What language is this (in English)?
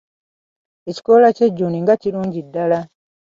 Ganda